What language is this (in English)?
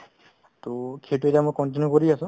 Assamese